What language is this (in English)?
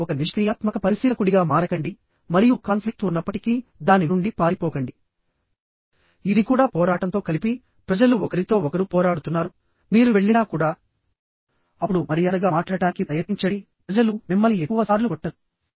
Telugu